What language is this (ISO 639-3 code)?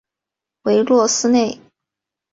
zho